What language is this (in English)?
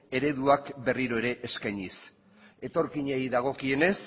Basque